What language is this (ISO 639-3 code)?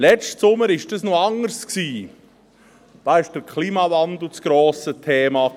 gsw